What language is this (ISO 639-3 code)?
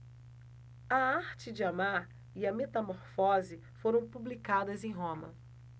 por